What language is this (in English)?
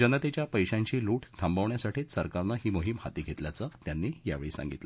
Marathi